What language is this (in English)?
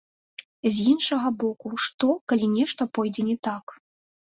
Belarusian